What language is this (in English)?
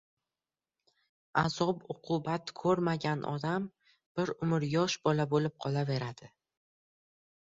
Uzbek